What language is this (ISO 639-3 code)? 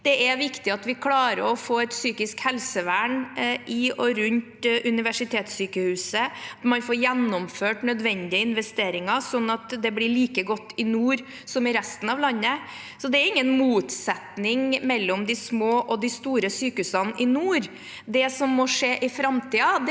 nor